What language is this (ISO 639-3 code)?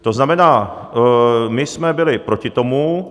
ces